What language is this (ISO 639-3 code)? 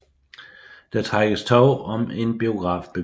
dan